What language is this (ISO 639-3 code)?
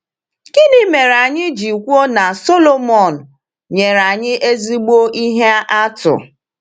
ibo